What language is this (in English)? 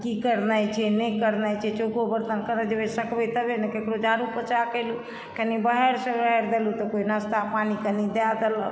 Maithili